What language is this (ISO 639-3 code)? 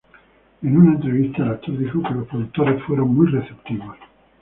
spa